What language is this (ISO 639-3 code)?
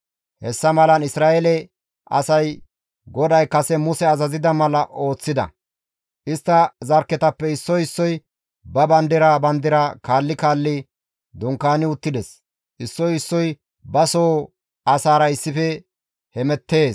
gmv